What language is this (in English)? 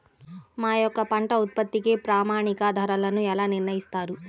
Telugu